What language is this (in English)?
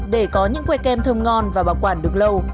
Vietnamese